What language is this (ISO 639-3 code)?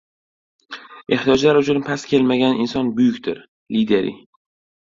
uzb